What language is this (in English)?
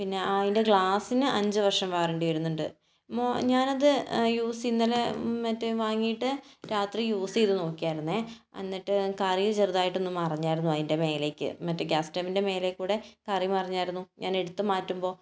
Malayalam